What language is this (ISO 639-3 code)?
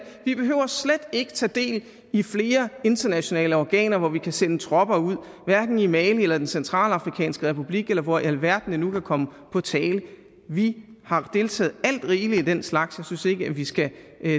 dan